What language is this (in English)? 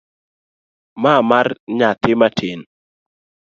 Luo (Kenya and Tanzania)